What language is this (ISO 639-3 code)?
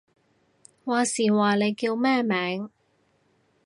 yue